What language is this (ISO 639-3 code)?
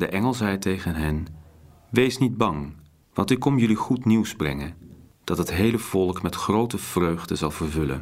nld